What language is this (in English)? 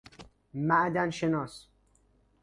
Persian